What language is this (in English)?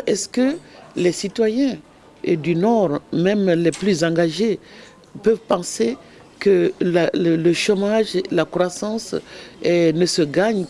French